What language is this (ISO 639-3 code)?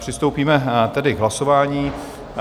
ces